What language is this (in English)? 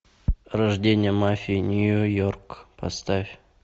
Russian